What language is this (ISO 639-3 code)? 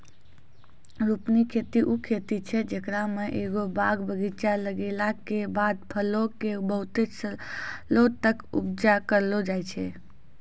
mai